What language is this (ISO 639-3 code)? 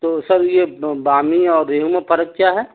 urd